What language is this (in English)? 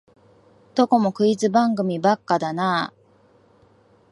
Japanese